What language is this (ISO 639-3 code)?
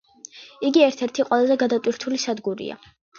kat